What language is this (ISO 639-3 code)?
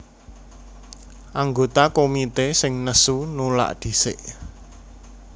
jav